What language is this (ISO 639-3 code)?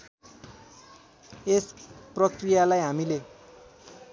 nep